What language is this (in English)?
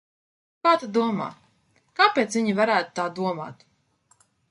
Latvian